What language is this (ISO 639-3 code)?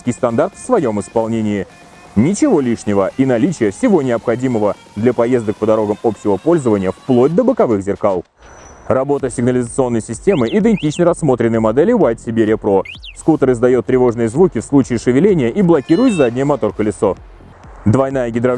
rus